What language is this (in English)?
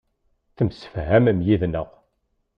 Kabyle